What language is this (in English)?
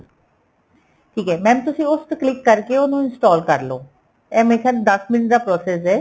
Punjabi